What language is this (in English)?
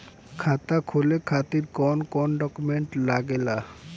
Bhojpuri